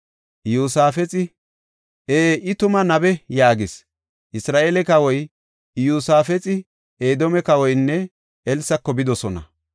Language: Gofa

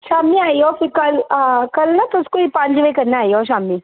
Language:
Dogri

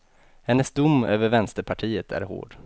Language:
Swedish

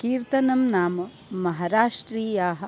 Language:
Sanskrit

